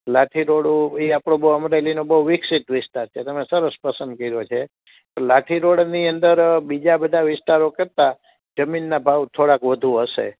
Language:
Gujarati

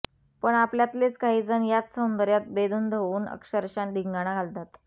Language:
Marathi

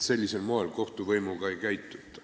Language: Estonian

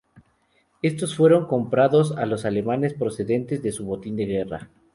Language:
Spanish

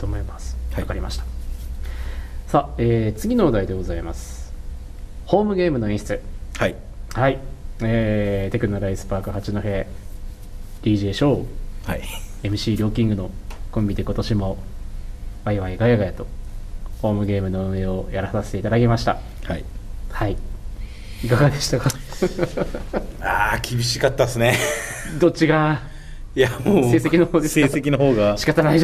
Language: Japanese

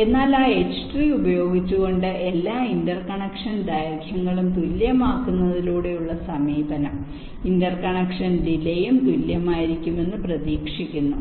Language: Malayalam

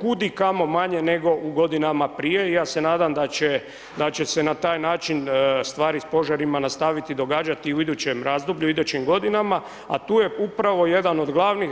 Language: Croatian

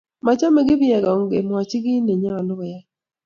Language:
Kalenjin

